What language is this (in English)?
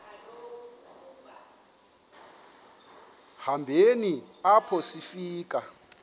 Xhosa